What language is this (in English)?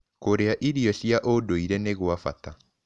Kikuyu